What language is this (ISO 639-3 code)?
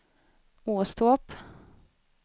swe